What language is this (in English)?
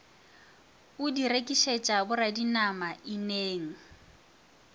Northern Sotho